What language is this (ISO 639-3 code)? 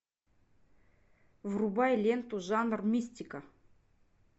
rus